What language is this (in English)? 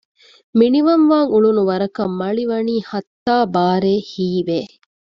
Divehi